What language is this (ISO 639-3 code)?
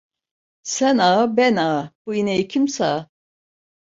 tur